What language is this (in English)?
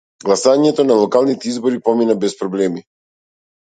Macedonian